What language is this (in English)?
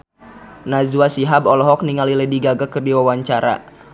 Sundanese